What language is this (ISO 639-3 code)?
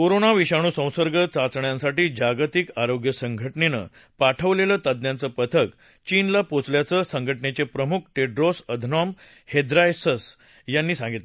mar